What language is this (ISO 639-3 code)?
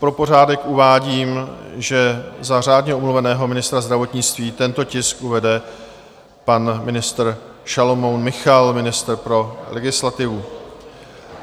ces